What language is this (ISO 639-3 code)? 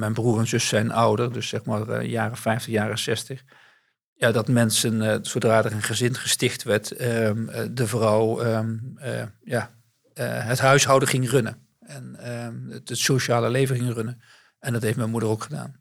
nld